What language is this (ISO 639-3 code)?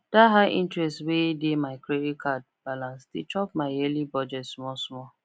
pcm